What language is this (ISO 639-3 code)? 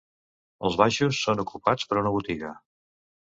cat